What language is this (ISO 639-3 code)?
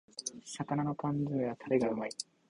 jpn